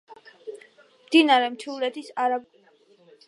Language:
Georgian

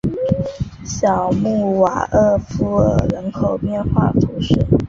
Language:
Chinese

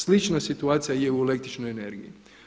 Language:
Croatian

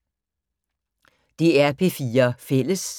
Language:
Danish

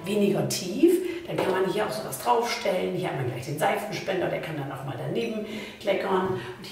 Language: German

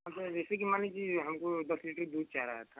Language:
Hindi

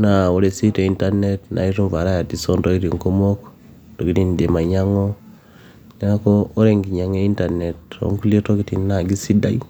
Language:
Masai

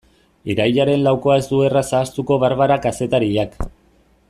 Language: Basque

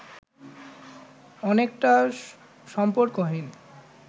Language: Bangla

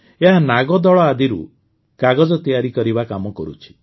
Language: Odia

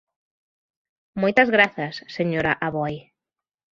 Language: Galician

